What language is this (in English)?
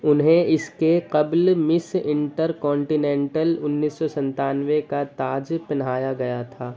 Urdu